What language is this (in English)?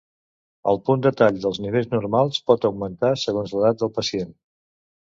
Catalan